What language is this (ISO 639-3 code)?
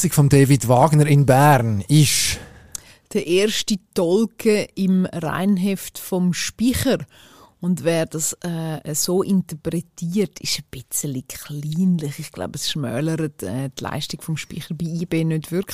deu